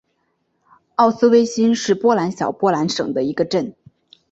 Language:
Chinese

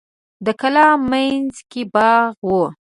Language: Pashto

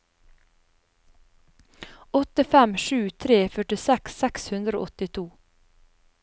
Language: Norwegian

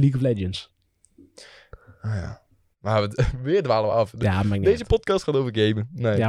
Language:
Dutch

